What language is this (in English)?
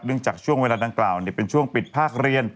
Thai